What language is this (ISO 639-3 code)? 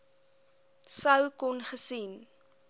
afr